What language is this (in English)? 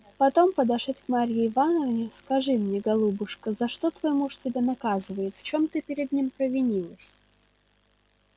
Russian